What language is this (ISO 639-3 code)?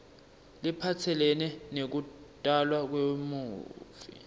ssw